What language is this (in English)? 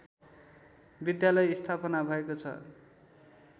Nepali